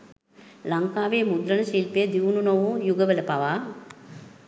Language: Sinhala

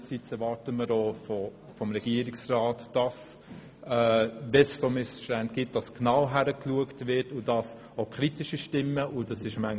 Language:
Swiss German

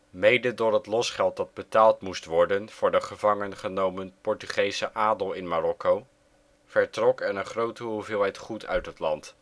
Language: Dutch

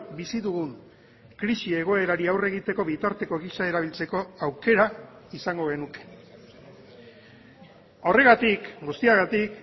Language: Basque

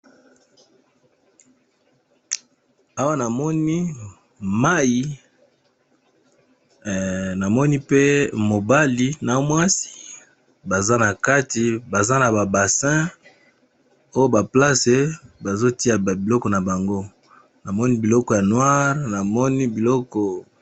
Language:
Lingala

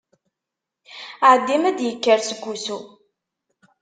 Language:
Kabyle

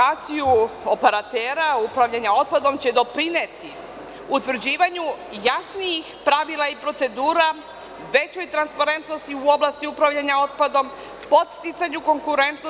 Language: Serbian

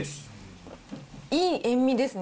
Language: Japanese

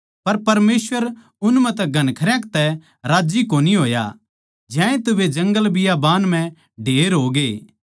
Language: Haryanvi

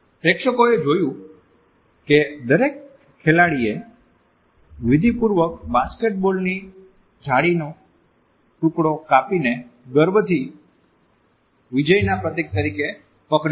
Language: Gujarati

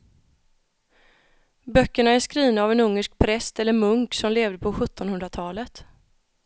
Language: Swedish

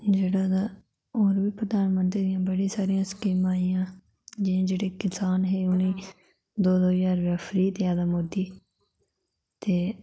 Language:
Dogri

